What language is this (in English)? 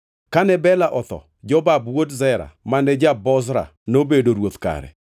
Luo (Kenya and Tanzania)